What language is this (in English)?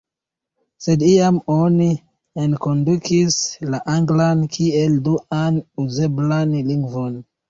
Esperanto